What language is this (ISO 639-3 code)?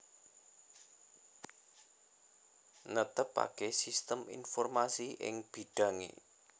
jav